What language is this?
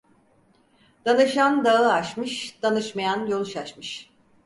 Turkish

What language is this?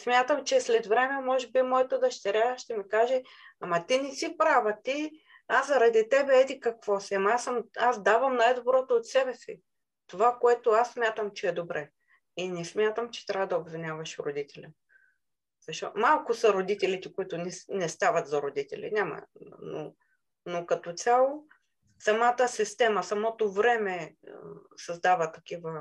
Bulgarian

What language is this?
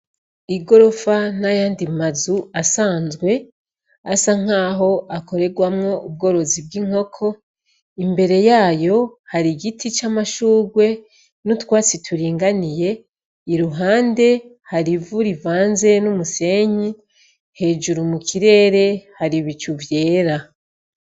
Rundi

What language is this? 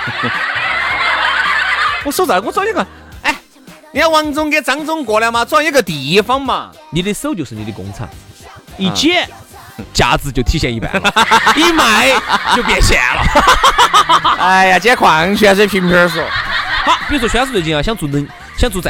Chinese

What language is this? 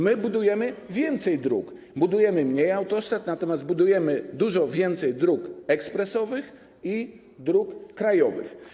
Polish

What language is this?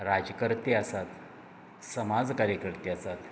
Konkani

